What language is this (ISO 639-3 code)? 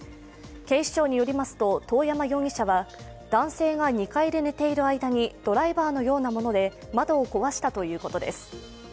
jpn